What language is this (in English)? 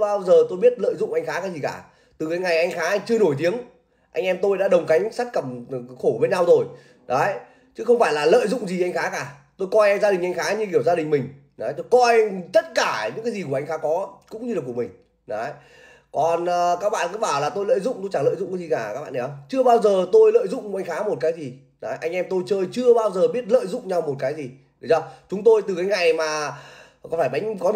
Vietnamese